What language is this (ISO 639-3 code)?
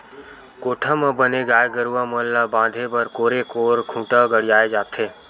hne